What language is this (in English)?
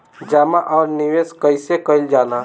Bhojpuri